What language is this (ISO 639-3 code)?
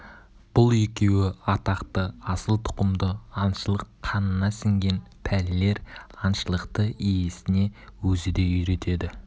kaz